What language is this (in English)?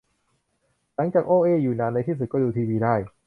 Thai